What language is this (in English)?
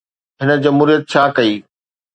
Sindhi